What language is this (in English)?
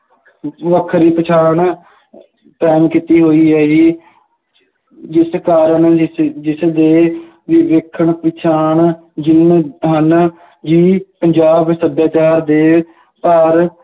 Punjabi